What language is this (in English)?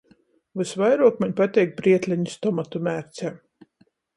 Latgalian